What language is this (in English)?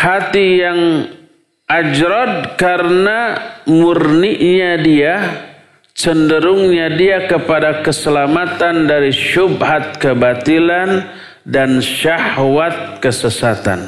Indonesian